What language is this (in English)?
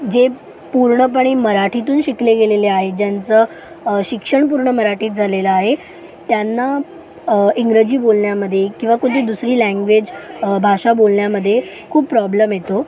Marathi